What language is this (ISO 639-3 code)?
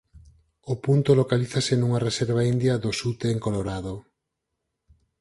glg